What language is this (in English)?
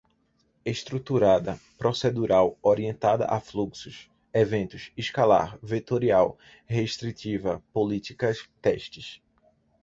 Portuguese